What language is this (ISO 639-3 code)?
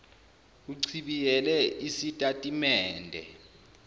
zul